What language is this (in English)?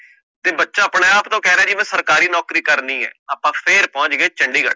Punjabi